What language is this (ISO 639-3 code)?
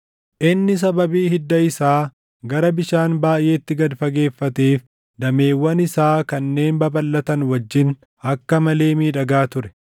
orm